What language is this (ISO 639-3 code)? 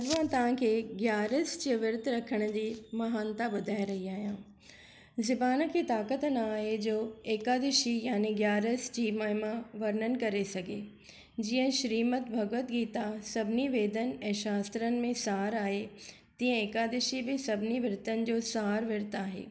snd